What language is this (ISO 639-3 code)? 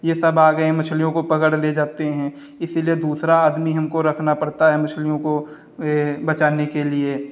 hin